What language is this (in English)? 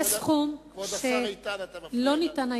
Hebrew